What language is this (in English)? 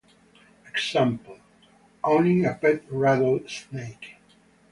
English